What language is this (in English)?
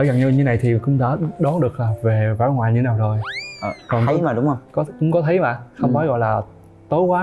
Vietnamese